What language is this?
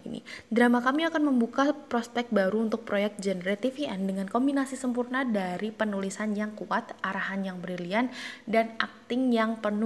Indonesian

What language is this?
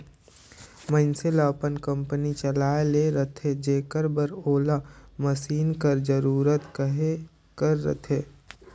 Chhattisgarhi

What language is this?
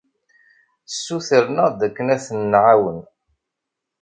Kabyle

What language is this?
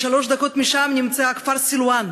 Hebrew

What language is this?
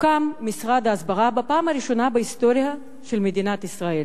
Hebrew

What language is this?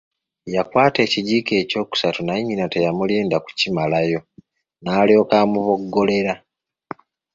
Ganda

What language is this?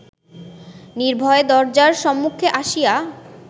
Bangla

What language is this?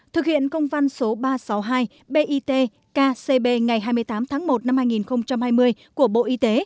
Vietnamese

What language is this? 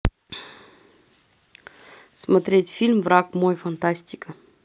Russian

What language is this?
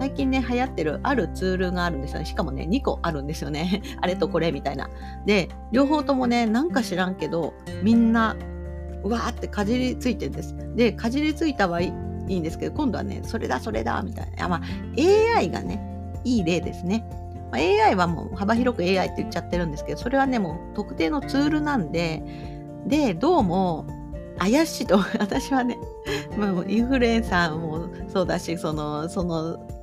Japanese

